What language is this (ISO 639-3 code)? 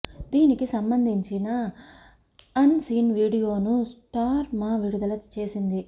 tel